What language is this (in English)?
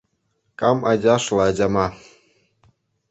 Chuvash